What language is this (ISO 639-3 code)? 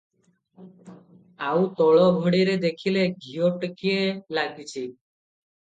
ori